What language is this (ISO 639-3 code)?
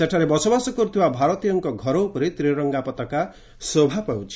ori